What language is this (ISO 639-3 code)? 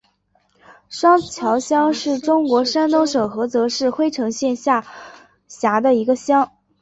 zho